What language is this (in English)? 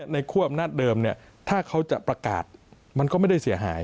Thai